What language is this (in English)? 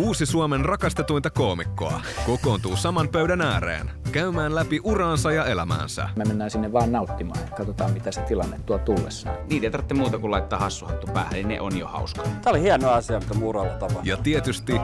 Finnish